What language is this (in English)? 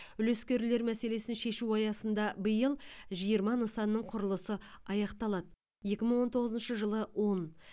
Kazakh